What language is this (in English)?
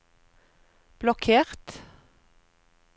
Norwegian